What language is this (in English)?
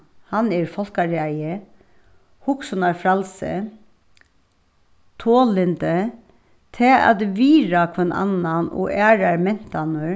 Faroese